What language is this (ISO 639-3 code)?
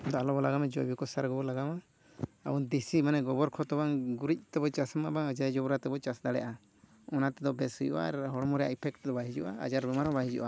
sat